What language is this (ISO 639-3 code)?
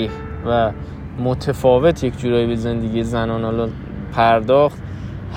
fas